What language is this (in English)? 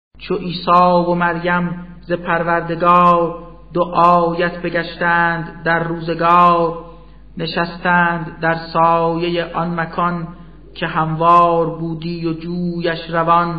Persian